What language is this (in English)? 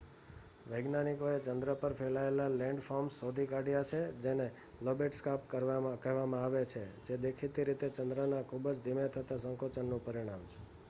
Gujarati